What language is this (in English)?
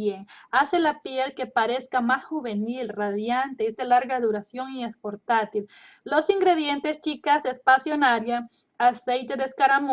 Spanish